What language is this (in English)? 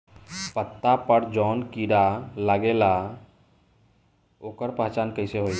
Bhojpuri